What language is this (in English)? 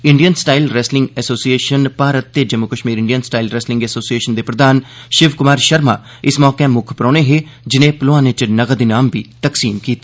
Dogri